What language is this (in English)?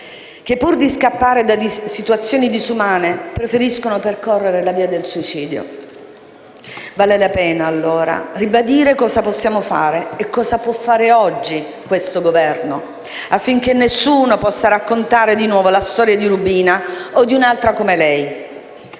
Italian